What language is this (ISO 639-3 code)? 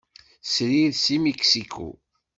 kab